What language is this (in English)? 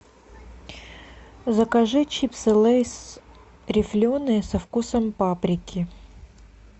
Russian